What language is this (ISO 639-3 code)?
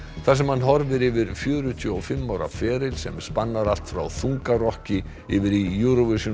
isl